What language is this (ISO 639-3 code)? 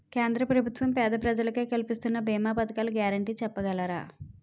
tel